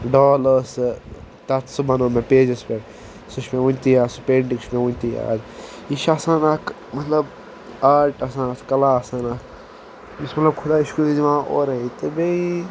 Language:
Kashmiri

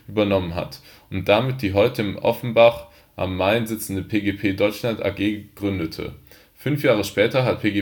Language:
German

